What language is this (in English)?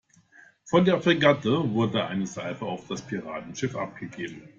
German